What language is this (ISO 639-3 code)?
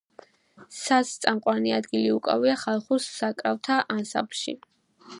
kat